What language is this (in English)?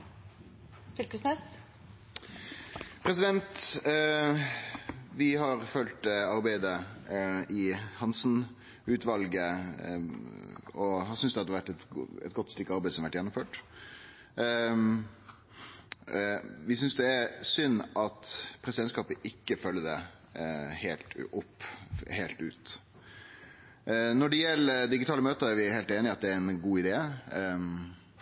Norwegian